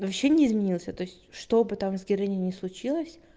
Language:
Russian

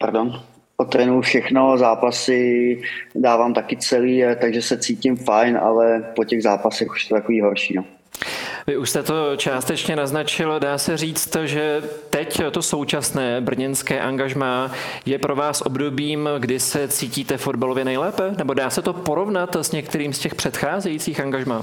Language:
Czech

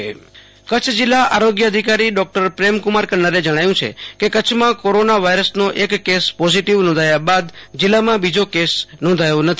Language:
Gujarati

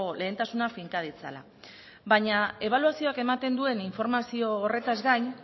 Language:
Basque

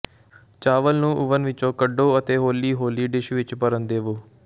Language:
Punjabi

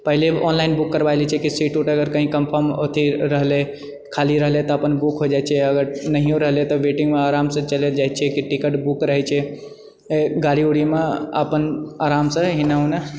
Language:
Maithili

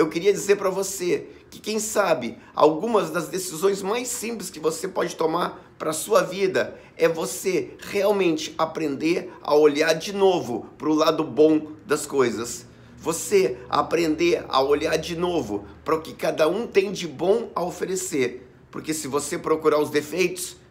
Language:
Portuguese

